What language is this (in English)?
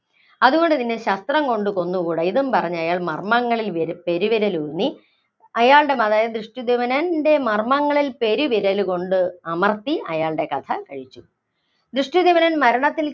Malayalam